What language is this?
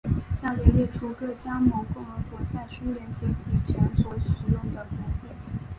Chinese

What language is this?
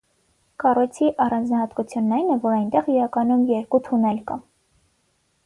Armenian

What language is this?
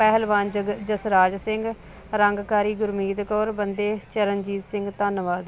Punjabi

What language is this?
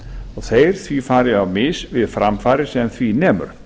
Icelandic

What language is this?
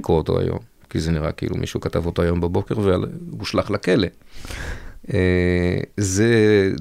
Hebrew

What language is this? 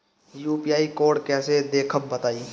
Bhojpuri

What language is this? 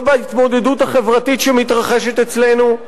Hebrew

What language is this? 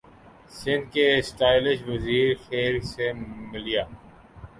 Urdu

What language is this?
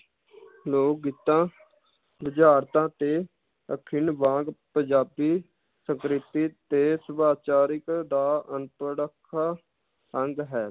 Punjabi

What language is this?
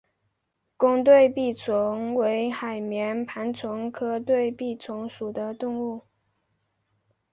Chinese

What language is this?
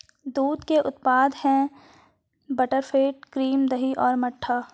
Hindi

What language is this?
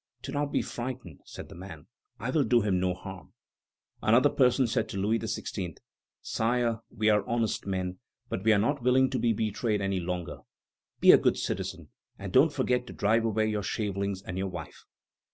English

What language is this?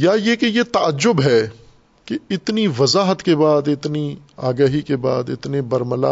Urdu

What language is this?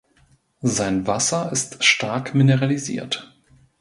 German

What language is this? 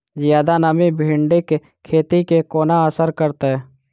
Maithili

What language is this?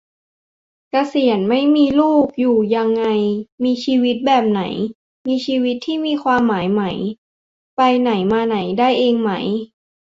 Thai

